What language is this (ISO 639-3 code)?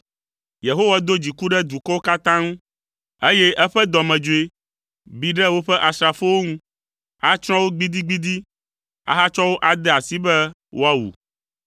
ewe